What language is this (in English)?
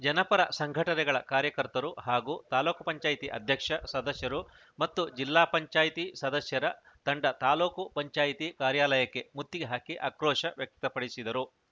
Kannada